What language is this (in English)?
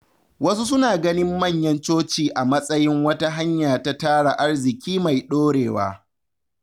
Hausa